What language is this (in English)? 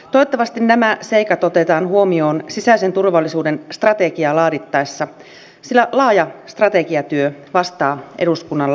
Finnish